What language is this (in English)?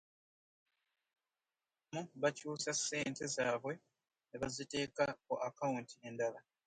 Ganda